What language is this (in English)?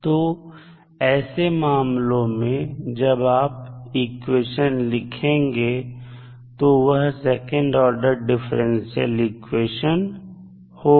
Hindi